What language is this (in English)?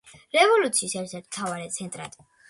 Georgian